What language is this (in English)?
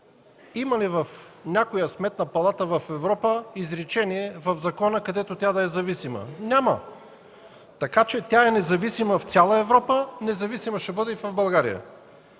Bulgarian